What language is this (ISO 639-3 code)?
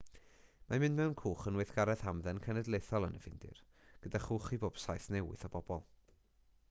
cym